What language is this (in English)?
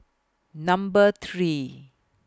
English